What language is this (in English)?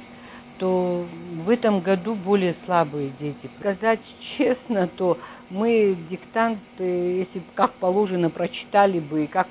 Russian